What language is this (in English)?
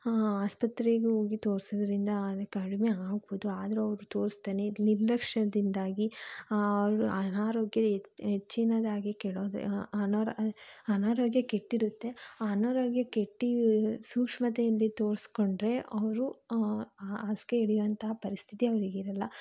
Kannada